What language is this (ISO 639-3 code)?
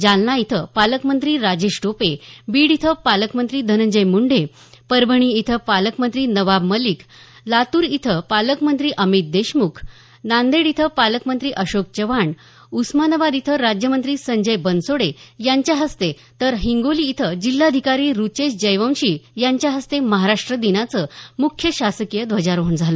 mar